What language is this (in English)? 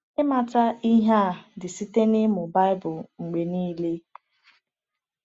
Igbo